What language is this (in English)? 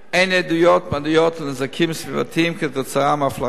Hebrew